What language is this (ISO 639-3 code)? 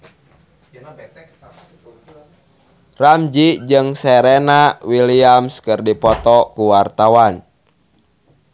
sun